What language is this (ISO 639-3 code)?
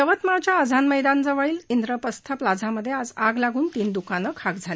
mar